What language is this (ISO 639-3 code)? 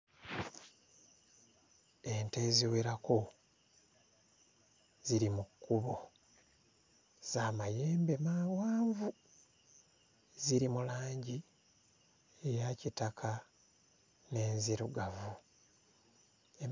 lug